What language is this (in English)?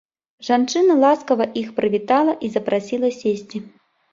Belarusian